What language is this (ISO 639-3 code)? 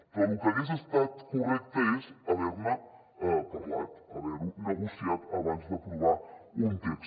cat